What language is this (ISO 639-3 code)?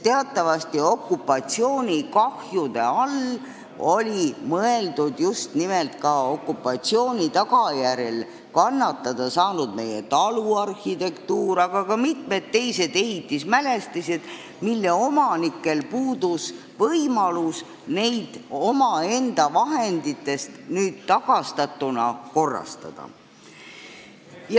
est